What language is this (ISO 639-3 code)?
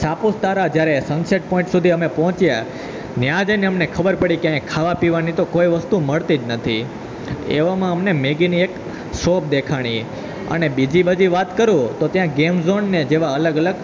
guj